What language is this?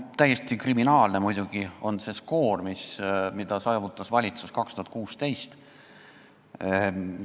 Estonian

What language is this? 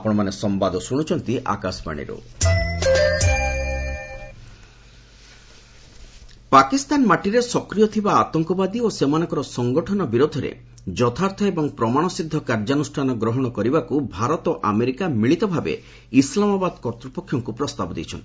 Odia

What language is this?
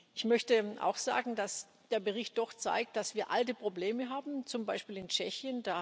German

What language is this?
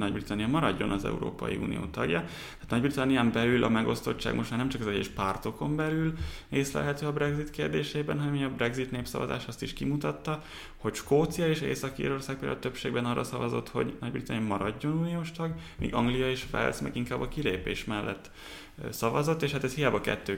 Hungarian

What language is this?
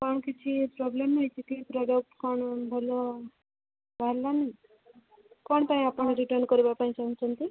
Odia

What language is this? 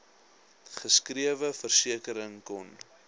Afrikaans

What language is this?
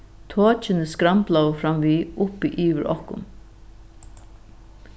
Faroese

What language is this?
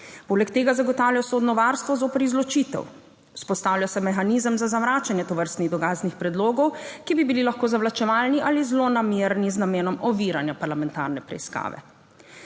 Slovenian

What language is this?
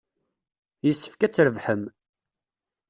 Kabyle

